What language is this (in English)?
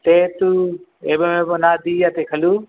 Sanskrit